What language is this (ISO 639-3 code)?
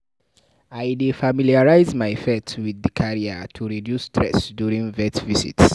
pcm